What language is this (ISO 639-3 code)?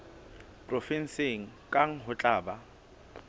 sot